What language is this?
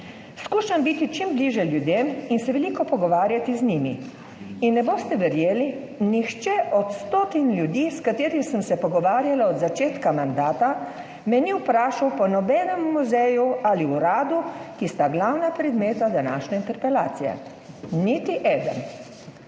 Slovenian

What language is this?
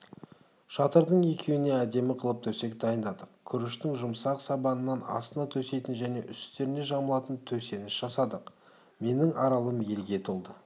Kazakh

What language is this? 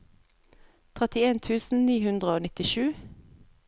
Norwegian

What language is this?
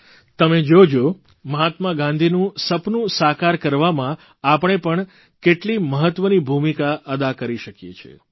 Gujarati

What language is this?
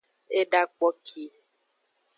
Aja (Benin)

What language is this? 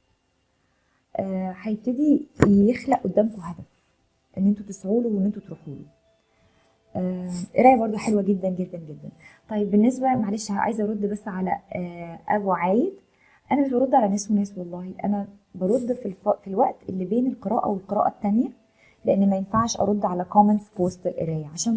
Arabic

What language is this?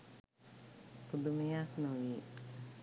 Sinhala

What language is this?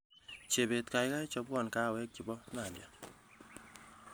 Kalenjin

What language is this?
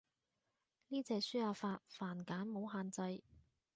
Cantonese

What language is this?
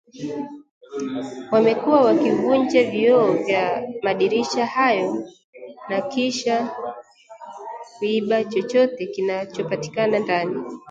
Swahili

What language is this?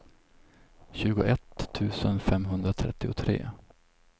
Swedish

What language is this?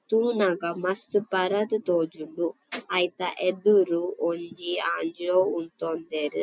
Tulu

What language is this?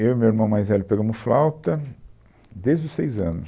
Portuguese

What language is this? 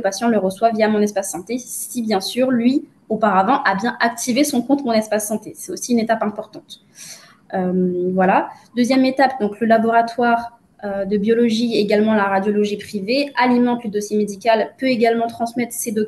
French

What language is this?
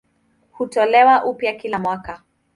Swahili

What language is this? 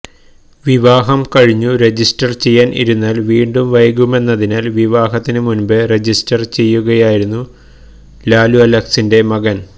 Malayalam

